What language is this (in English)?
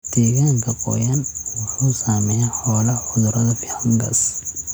Somali